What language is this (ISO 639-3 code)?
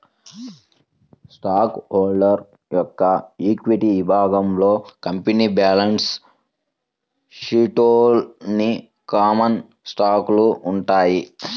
tel